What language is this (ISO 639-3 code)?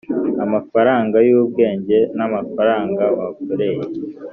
kin